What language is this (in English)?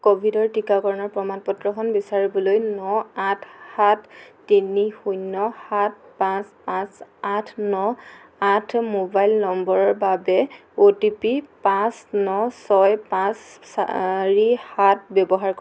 Assamese